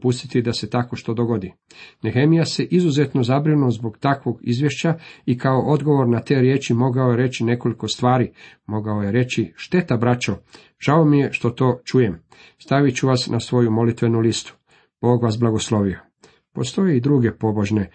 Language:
Croatian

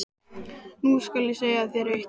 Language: Icelandic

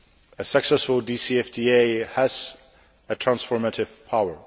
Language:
English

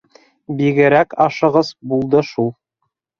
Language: Bashkir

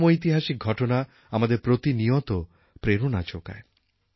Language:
Bangla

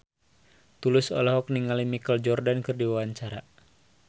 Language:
Sundanese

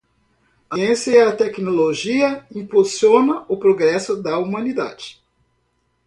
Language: Portuguese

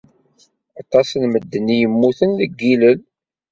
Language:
Kabyle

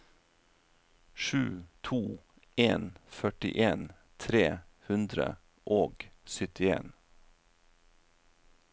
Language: Norwegian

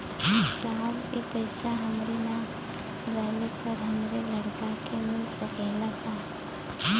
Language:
Bhojpuri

